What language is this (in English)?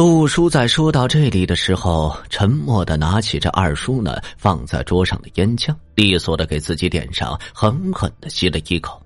Chinese